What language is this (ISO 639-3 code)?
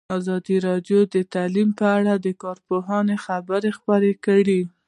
pus